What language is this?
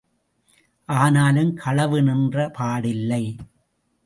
Tamil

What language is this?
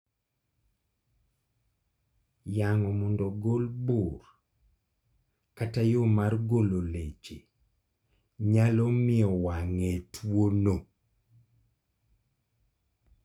Luo (Kenya and Tanzania)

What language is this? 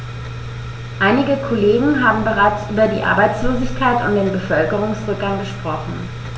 German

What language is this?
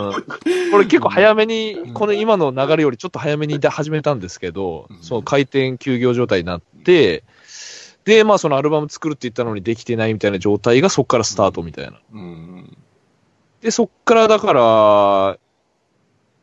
Japanese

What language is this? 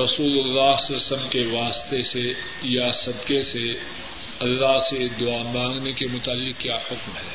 Urdu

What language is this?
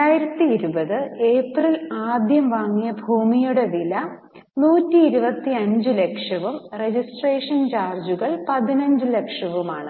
Malayalam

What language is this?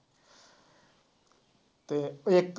Punjabi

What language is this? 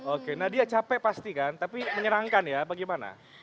Indonesian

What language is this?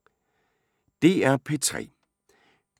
Danish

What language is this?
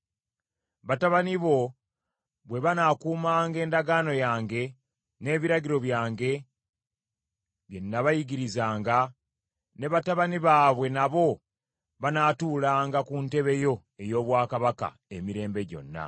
Ganda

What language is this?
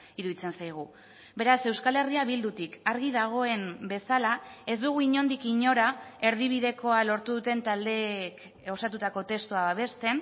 Basque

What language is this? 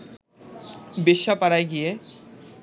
Bangla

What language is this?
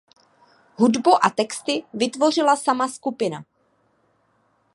Czech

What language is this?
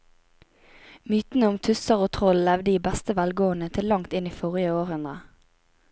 Norwegian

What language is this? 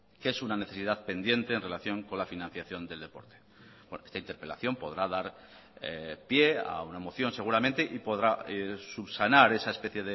Spanish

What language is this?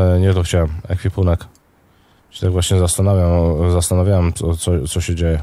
Polish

